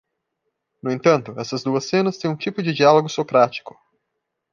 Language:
Portuguese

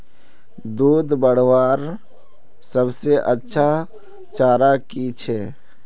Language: Magahi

